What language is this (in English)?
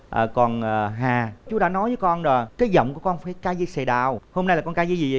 Vietnamese